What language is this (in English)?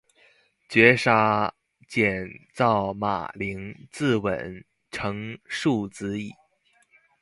Chinese